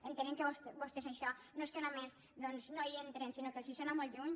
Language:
Catalan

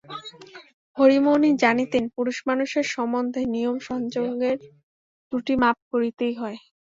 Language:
Bangla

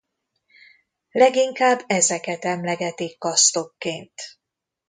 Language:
Hungarian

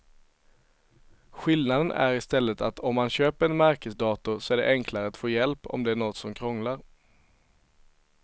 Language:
Swedish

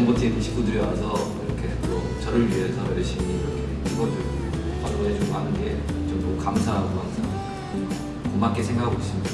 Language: Korean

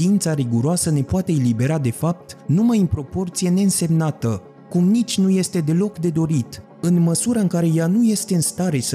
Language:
Romanian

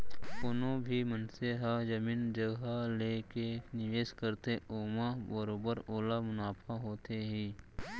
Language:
Chhattisgarhi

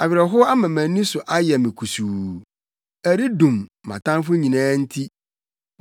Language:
Akan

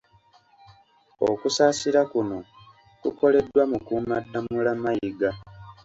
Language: Ganda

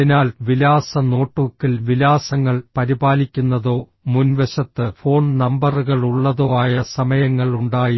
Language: Malayalam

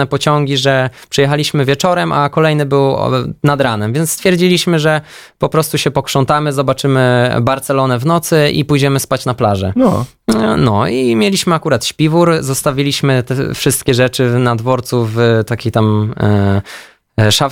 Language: Polish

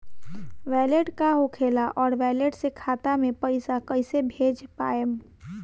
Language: Bhojpuri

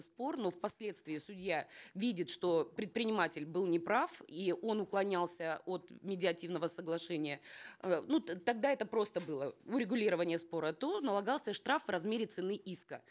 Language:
Kazakh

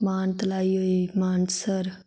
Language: Dogri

